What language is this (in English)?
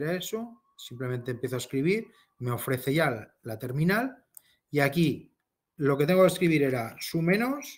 Spanish